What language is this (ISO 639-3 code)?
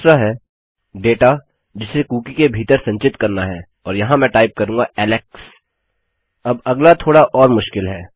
hin